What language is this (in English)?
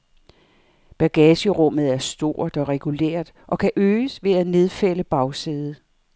Danish